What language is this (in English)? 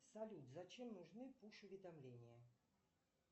Russian